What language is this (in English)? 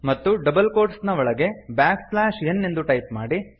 Kannada